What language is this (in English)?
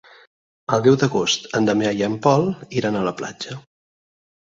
Catalan